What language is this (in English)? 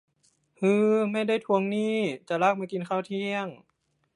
Thai